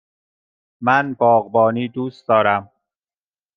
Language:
Persian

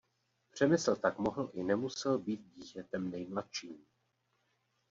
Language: Czech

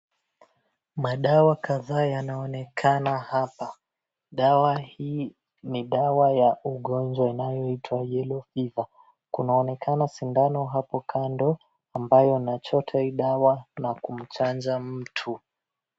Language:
Swahili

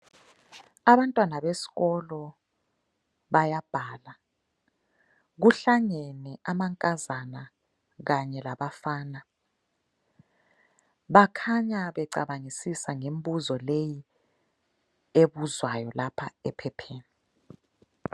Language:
North Ndebele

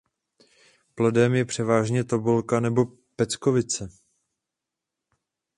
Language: Czech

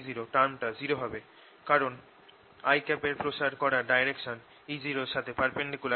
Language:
Bangla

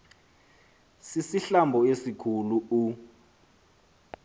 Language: Xhosa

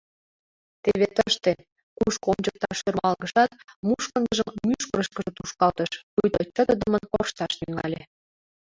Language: Mari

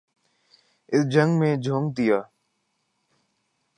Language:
Urdu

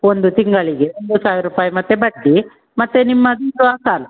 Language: Kannada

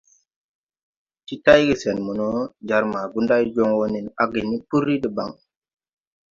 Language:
Tupuri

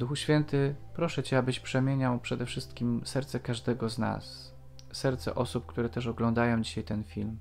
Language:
Polish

